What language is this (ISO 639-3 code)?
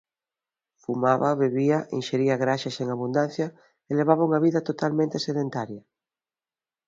glg